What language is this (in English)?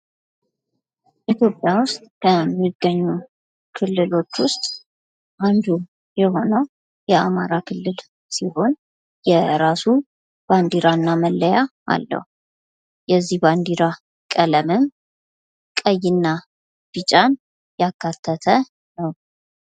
Amharic